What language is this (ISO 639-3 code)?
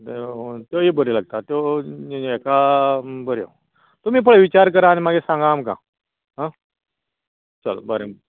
kok